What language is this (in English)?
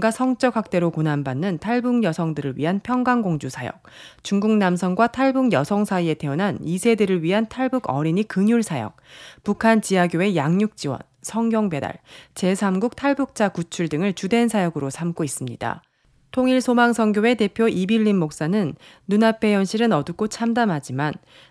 Korean